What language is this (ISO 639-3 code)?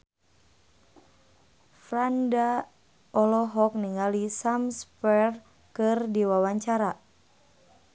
sun